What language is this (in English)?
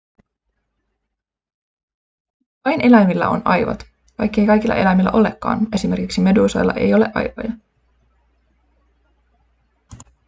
Finnish